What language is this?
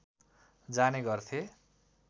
Nepali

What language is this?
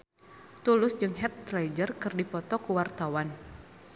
Sundanese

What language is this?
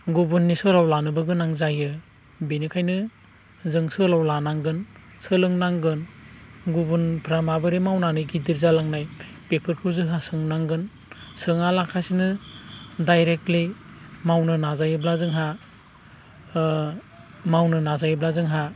Bodo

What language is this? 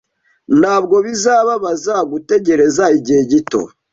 Kinyarwanda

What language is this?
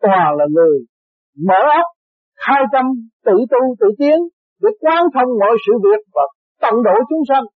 Vietnamese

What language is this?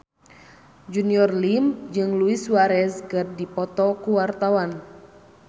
Sundanese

